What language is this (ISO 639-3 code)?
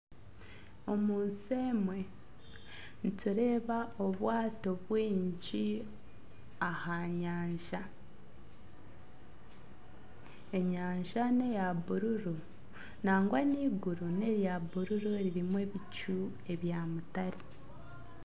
nyn